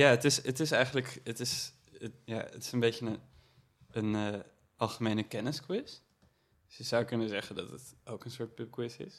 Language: Dutch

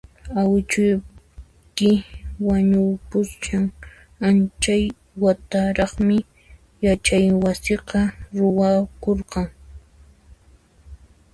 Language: Puno Quechua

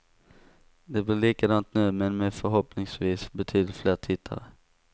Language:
Swedish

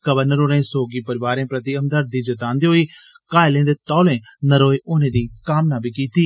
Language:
Dogri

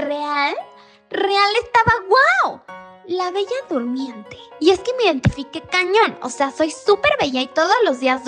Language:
Spanish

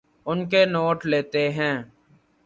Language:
Urdu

